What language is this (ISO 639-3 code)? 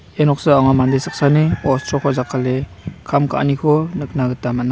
grt